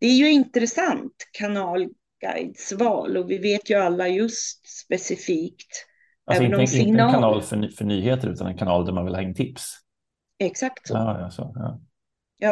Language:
Swedish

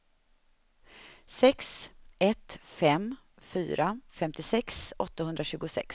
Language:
Swedish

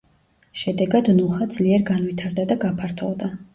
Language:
Georgian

